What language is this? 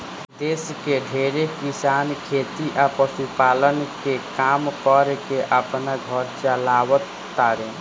Bhojpuri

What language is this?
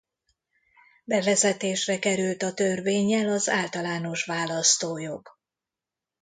Hungarian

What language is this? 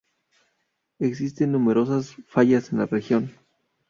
Spanish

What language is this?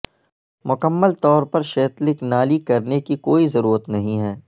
Urdu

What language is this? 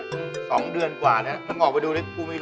Thai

